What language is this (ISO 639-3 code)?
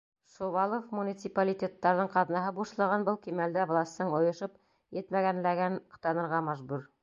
bak